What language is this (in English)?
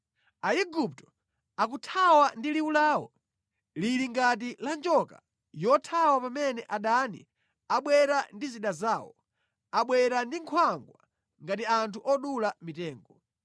Nyanja